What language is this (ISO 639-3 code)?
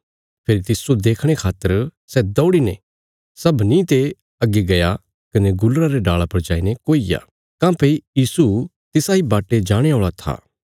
kfs